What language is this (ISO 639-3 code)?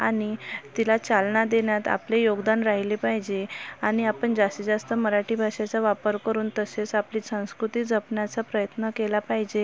mar